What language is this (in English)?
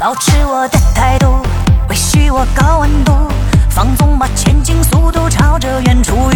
Chinese